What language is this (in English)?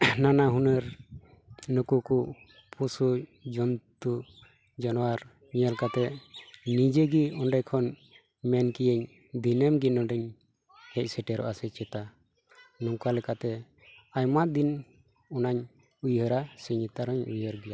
Santali